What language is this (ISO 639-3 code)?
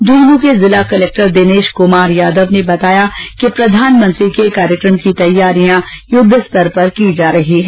hin